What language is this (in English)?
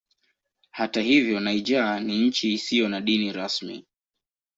Swahili